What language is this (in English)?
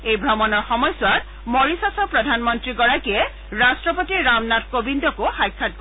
Assamese